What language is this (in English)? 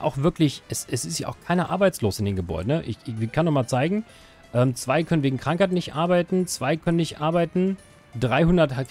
German